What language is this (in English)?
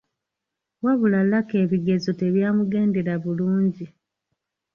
Ganda